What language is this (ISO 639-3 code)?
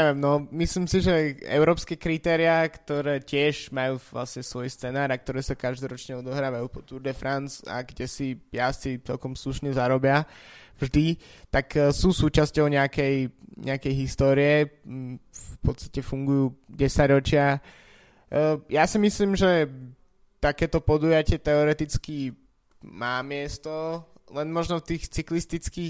slk